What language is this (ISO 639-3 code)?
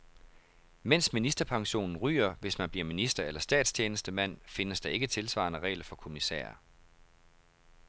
dan